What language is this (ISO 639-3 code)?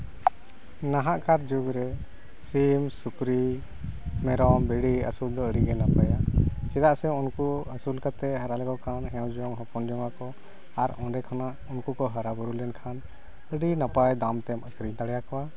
sat